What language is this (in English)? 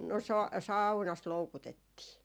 Finnish